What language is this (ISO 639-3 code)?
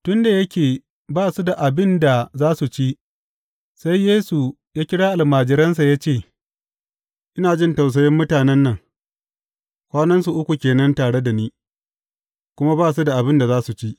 hau